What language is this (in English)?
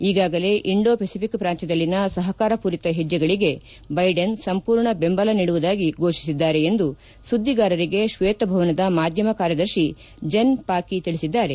Kannada